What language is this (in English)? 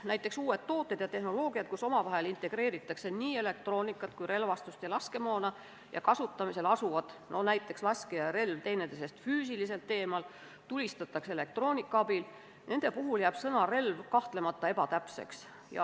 Estonian